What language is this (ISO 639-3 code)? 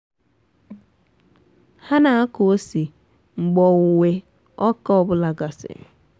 ibo